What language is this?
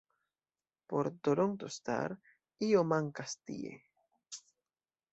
Esperanto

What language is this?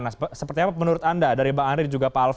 Indonesian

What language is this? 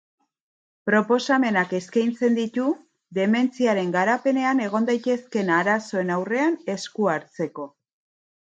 Basque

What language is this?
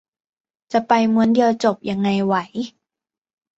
Thai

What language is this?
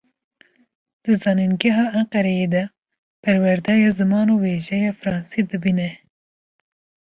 Kurdish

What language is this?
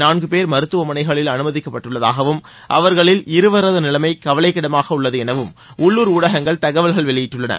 Tamil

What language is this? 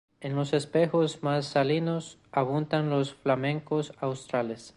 Spanish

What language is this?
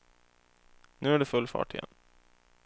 Swedish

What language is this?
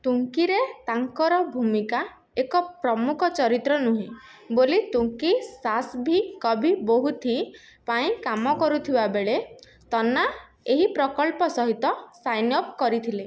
Odia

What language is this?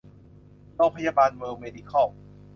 Thai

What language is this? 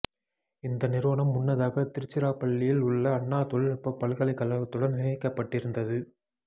Tamil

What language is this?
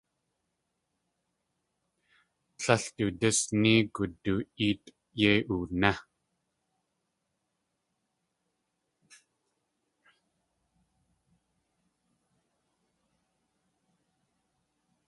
Tlingit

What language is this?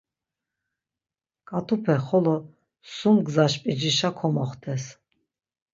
Laz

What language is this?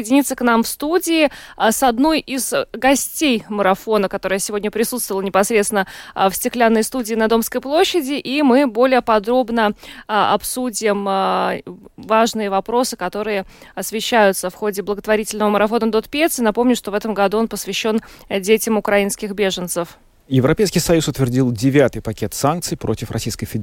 Russian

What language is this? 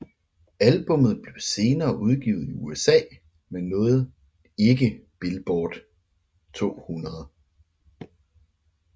Danish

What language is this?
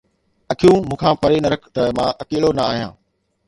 Sindhi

